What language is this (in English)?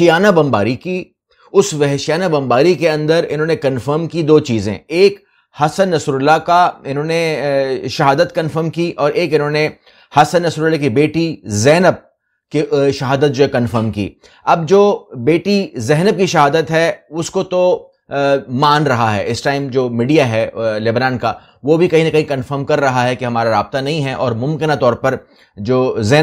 Hindi